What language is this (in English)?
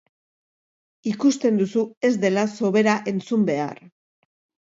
Basque